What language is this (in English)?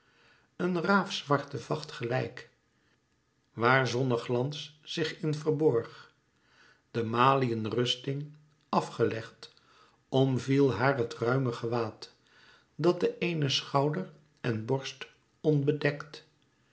Dutch